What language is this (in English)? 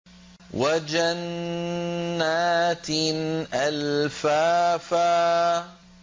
Arabic